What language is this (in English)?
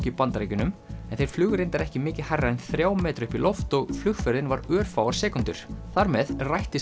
Icelandic